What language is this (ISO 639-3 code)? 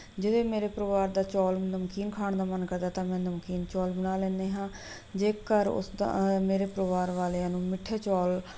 pan